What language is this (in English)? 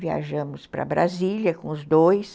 Portuguese